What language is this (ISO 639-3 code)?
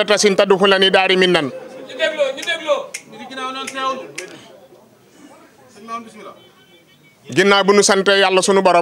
fra